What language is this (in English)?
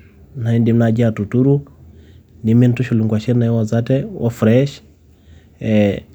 Masai